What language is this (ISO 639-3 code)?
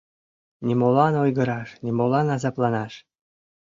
chm